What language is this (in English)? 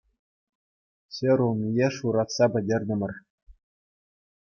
Chuvash